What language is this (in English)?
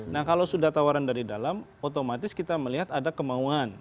Indonesian